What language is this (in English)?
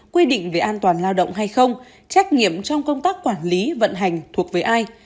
Vietnamese